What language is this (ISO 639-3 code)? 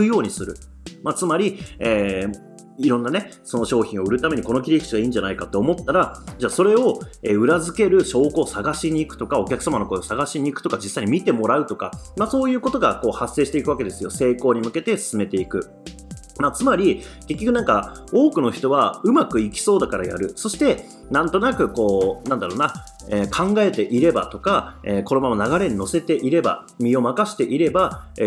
jpn